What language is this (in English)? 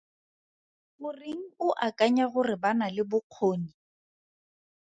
Tswana